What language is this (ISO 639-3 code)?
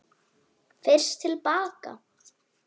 isl